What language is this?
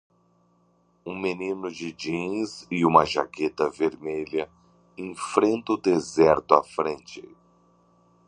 Portuguese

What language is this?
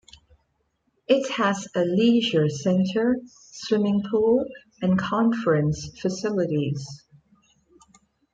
English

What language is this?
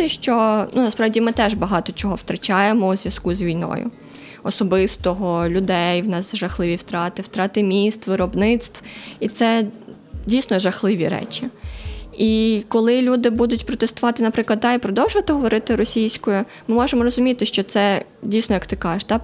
Ukrainian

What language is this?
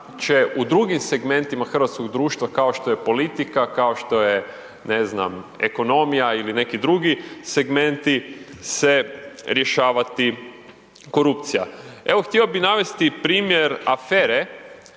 Croatian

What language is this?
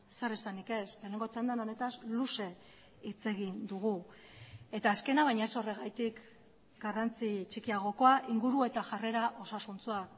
Basque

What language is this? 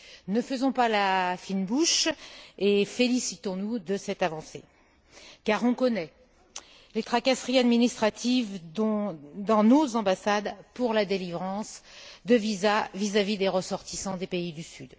French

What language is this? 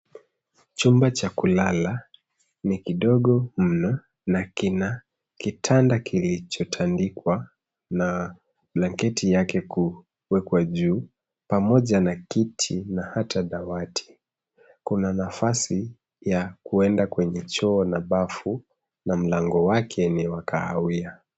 Swahili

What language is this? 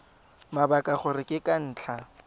Tswana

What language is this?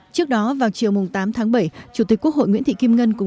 Vietnamese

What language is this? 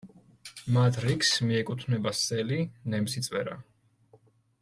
Georgian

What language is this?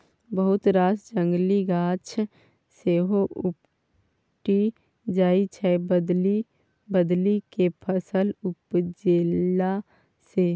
Maithili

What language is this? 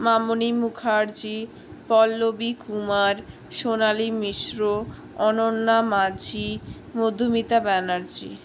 Bangla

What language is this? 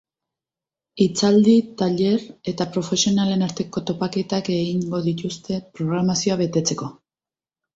Basque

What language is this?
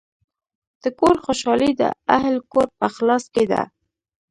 Pashto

